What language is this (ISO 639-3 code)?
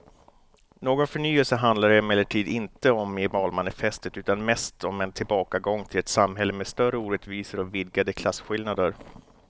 swe